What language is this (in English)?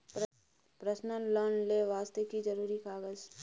Maithili